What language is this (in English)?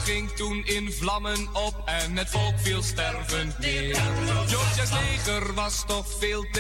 Dutch